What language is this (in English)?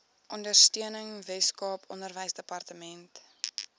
Afrikaans